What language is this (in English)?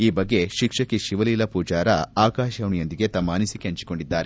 Kannada